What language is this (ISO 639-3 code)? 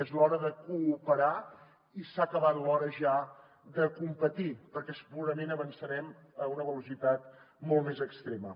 cat